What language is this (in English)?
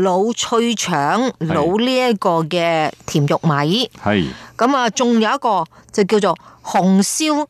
Chinese